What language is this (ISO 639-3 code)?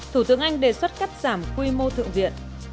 vie